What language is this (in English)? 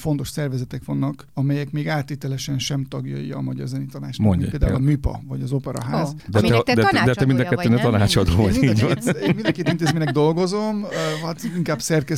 Hungarian